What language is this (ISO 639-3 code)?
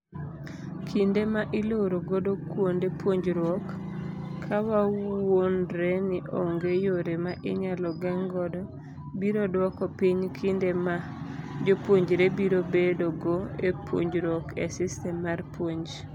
luo